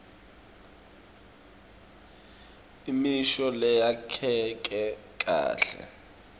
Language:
Swati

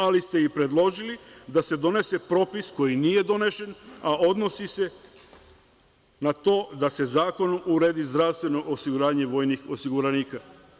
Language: Serbian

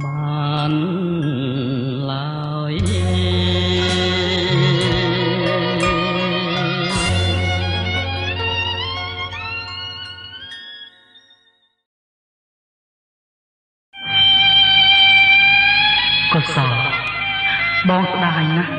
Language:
Thai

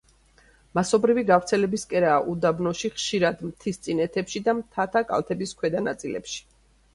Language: Georgian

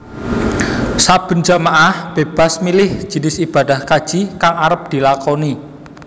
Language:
Javanese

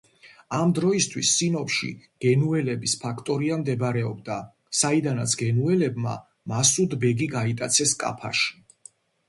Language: Georgian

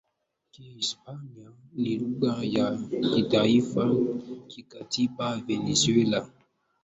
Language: Swahili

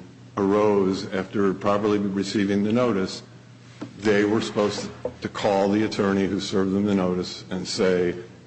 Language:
English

